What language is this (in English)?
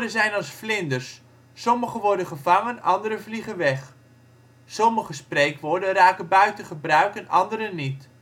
Dutch